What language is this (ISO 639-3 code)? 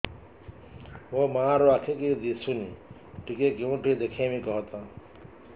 ori